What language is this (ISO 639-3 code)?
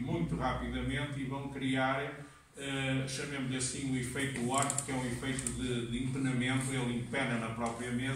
por